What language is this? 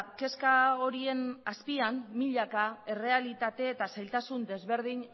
Basque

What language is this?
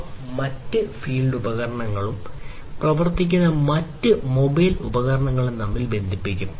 Malayalam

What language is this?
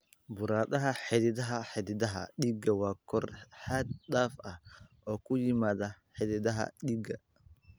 Somali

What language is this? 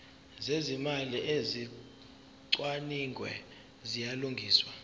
Zulu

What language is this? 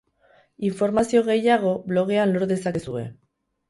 Basque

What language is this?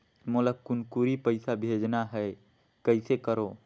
Chhattisgarhi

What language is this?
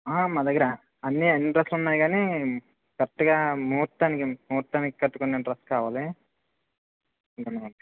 Telugu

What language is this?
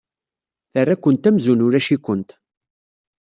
Kabyle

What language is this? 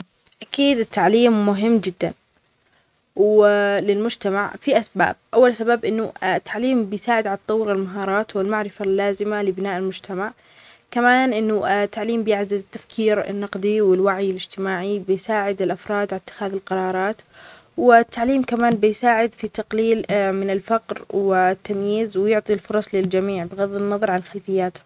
Omani Arabic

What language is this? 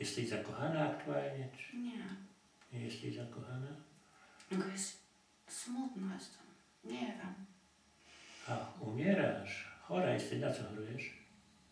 Polish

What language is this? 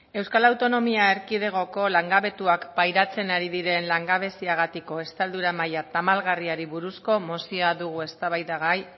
Basque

